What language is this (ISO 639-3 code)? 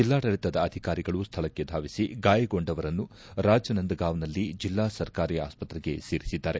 kan